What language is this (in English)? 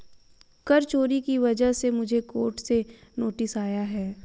Hindi